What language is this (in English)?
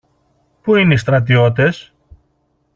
Greek